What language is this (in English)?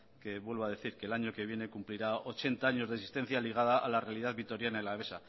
Spanish